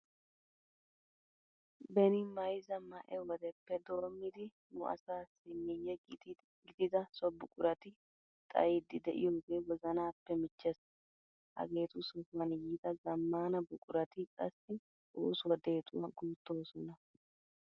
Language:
Wolaytta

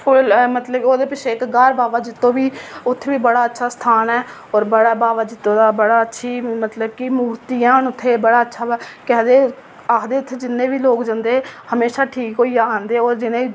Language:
Dogri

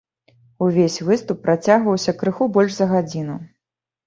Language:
Belarusian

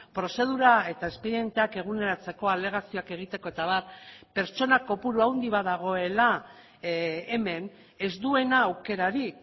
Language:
Basque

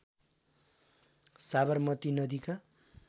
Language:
Nepali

